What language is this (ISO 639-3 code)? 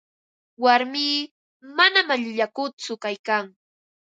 qva